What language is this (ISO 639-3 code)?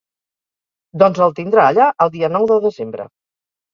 cat